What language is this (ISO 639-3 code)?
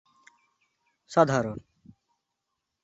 sat